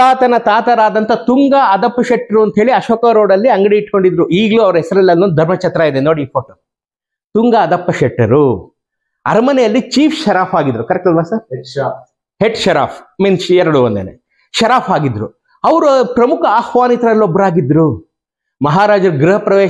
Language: Kannada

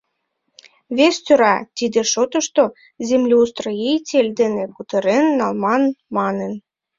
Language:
Mari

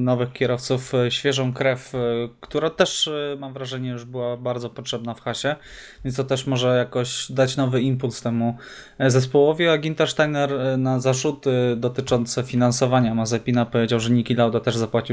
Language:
Polish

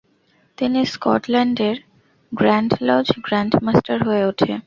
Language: Bangla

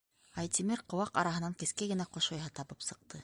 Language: Bashkir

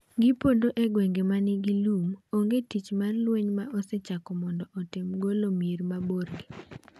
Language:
Luo (Kenya and Tanzania)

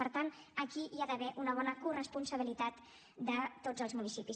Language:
Catalan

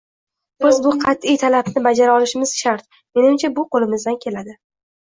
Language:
Uzbek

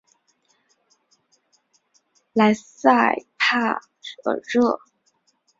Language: Chinese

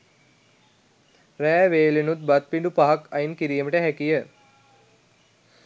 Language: Sinhala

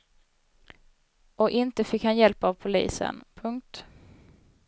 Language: Swedish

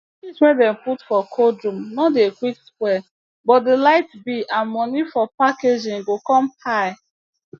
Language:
Nigerian Pidgin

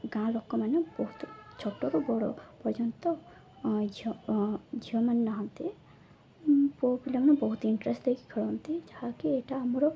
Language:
Odia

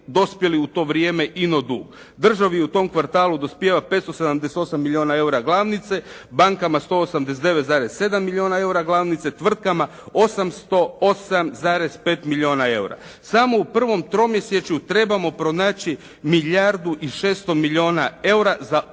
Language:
Croatian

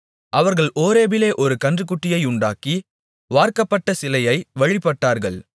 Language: Tamil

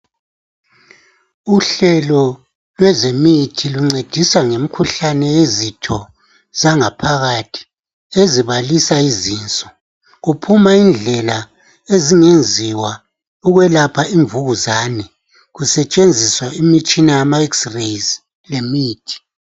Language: North Ndebele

